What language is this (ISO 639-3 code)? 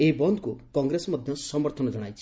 ori